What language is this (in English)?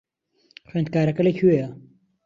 Central Kurdish